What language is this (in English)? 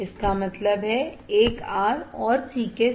Hindi